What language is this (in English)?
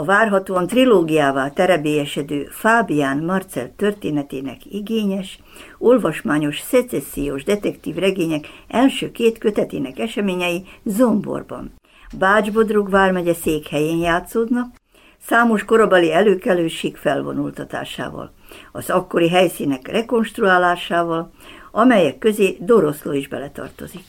Hungarian